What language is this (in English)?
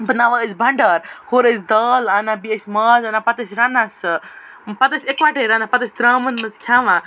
Kashmiri